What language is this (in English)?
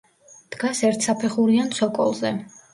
Georgian